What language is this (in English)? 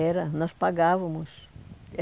Portuguese